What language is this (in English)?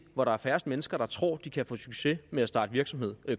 Danish